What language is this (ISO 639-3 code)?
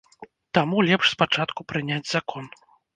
bel